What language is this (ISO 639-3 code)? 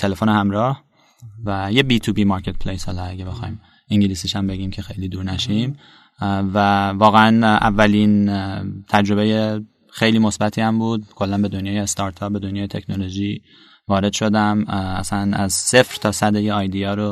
fas